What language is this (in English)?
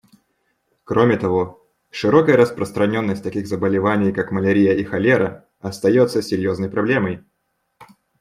Russian